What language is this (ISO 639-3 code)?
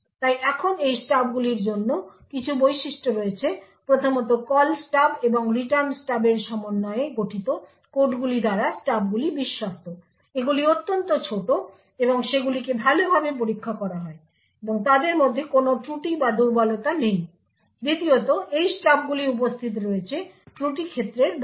ben